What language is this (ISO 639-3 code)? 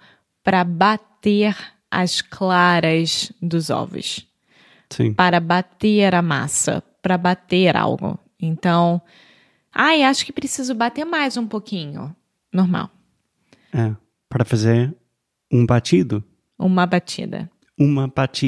por